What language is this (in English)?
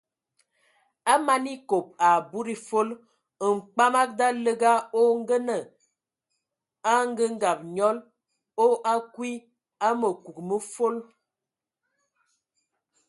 Ewondo